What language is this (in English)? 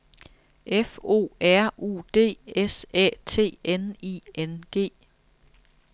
Danish